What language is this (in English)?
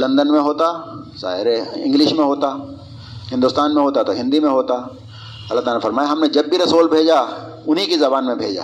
Urdu